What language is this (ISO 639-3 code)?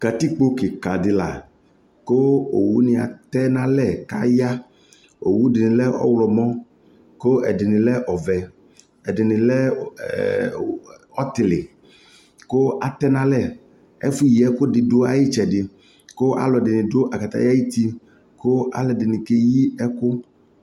kpo